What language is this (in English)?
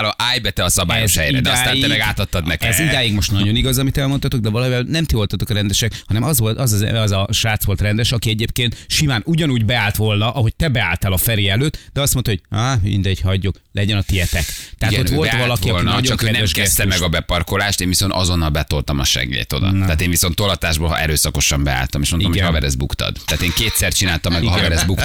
Hungarian